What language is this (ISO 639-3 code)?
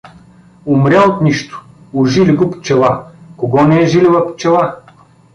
bul